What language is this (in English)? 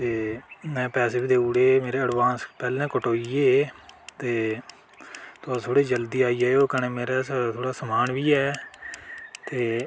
Dogri